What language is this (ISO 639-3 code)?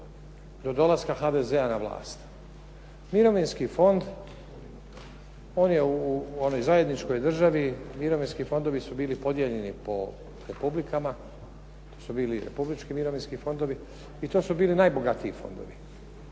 hrv